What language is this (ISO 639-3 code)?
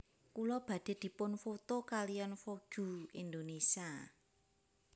jav